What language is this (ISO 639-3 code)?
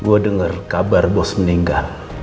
ind